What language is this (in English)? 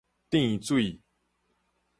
Min Nan Chinese